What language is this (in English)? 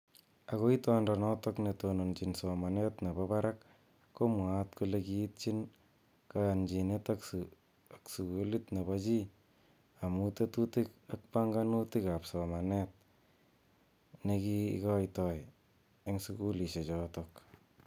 Kalenjin